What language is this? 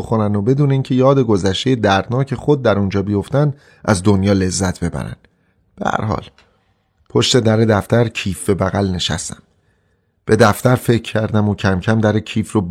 Persian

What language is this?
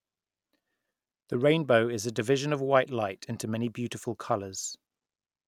English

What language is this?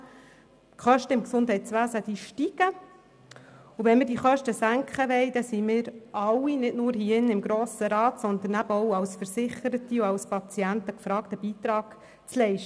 Swiss German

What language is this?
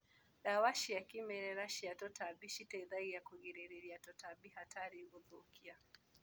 Kikuyu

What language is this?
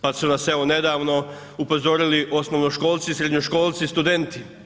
Croatian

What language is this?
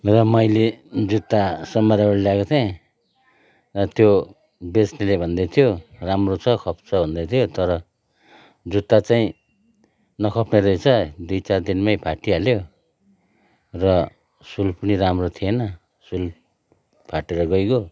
Nepali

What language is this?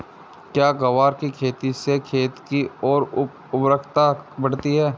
Hindi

